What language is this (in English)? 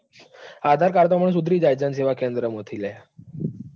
Gujarati